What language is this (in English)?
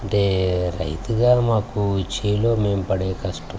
Telugu